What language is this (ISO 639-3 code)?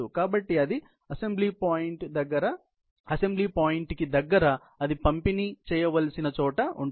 tel